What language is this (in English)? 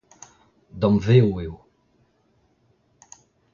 Breton